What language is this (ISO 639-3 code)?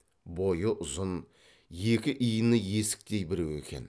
kaz